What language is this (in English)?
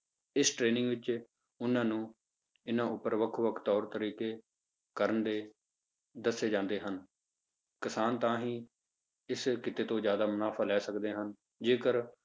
Punjabi